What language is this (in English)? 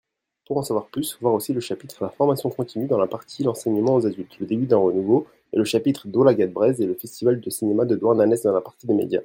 French